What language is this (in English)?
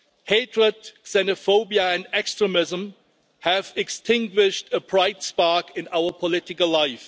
English